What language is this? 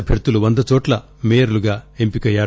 Telugu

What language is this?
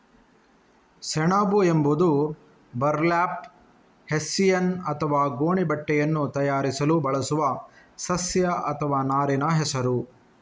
Kannada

